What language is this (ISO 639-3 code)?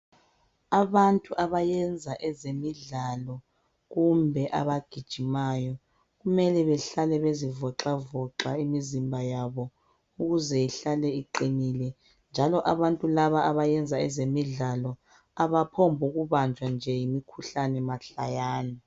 nde